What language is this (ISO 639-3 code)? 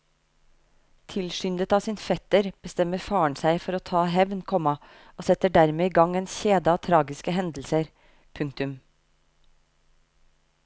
nor